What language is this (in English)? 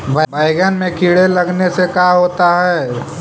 Magahi